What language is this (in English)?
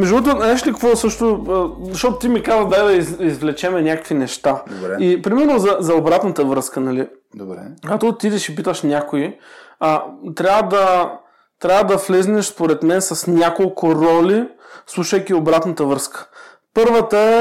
Bulgarian